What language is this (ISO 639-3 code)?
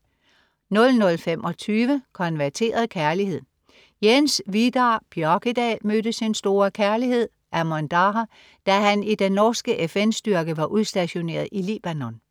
dan